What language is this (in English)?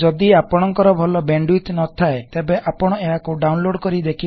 Odia